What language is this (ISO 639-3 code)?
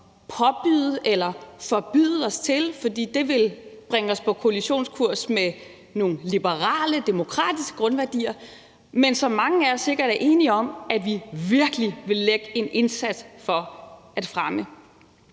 dan